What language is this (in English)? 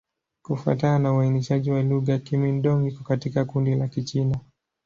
Swahili